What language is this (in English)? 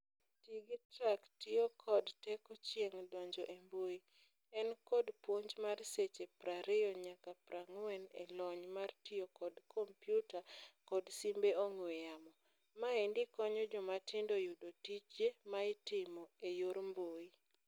Luo (Kenya and Tanzania)